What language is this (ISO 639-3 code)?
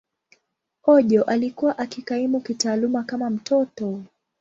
swa